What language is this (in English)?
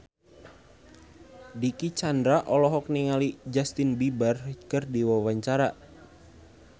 Sundanese